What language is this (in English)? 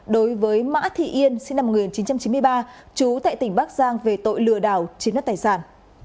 Vietnamese